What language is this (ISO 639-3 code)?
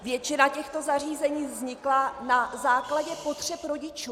ces